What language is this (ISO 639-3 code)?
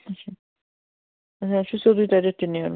kas